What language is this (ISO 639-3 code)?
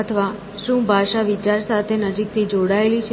guj